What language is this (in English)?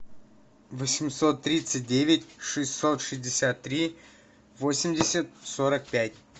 Russian